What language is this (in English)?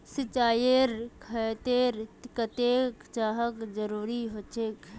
Magahi